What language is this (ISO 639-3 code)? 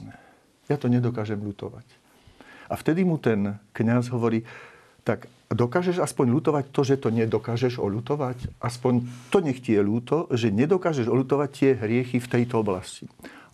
slk